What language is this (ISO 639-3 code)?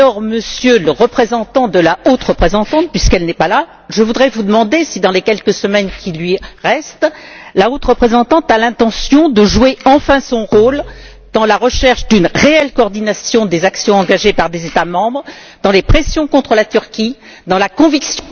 fra